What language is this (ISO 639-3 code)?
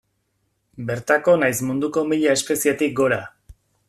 eus